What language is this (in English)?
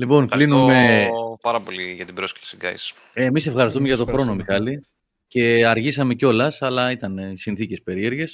Greek